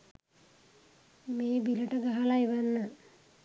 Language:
Sinhala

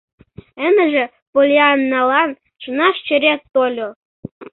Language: Mari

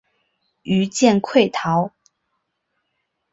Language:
Chinese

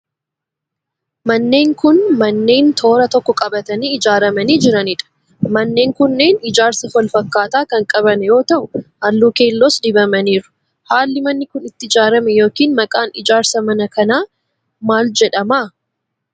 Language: Oromo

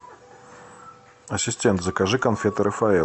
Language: Russian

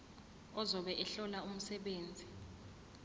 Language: Zulu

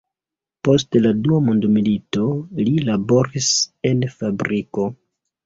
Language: Esperanto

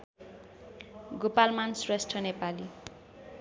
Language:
Nepali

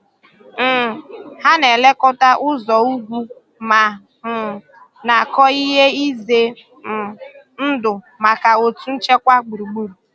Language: Igbo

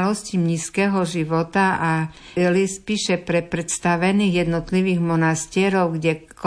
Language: Slovak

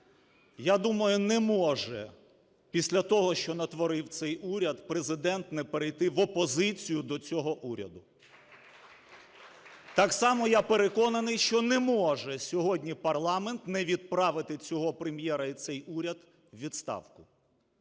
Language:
Ukrainian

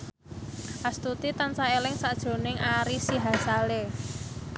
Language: Javanese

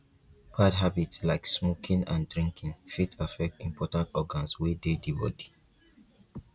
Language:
Nigerian Pidgin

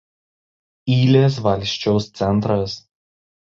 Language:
Lithuanian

